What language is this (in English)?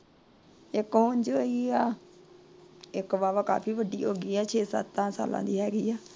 Punjabi